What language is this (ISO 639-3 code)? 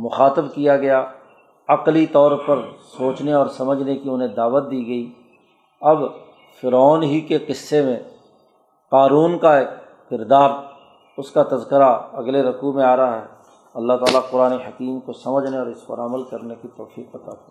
urd